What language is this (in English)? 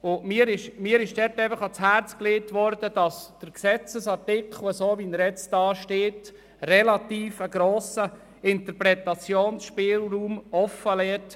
Swiss German